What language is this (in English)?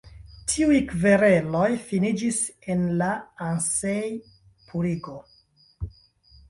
Esperanto